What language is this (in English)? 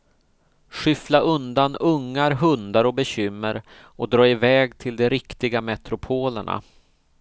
Swedish